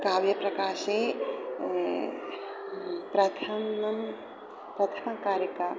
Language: Sanskrit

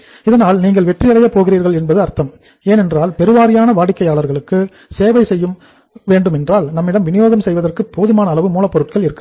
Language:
Tamil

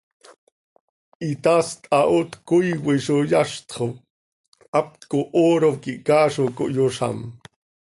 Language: Seri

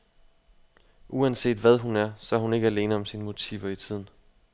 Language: Danish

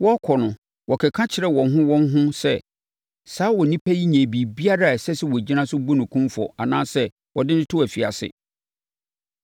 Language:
Akan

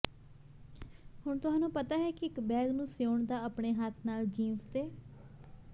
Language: Punjabi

